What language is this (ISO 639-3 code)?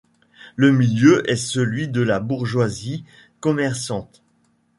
fra